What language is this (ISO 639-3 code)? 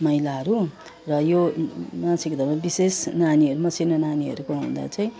nep